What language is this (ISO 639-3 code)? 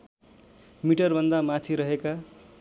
nep